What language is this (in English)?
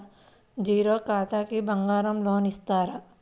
Telugu